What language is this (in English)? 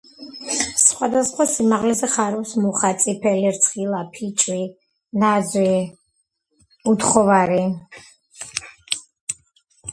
Georgian